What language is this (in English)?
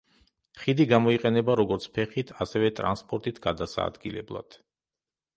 Georgian